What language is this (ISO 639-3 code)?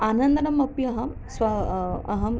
san